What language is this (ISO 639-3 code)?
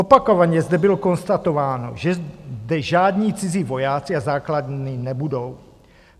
ces